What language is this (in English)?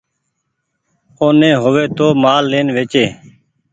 Goaria